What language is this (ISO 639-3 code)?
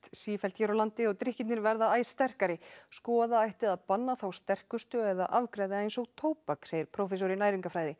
isl